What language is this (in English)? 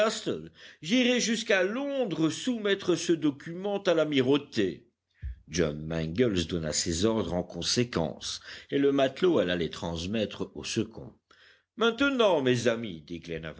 French